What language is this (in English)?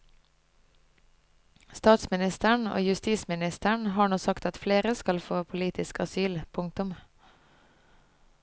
Norwegian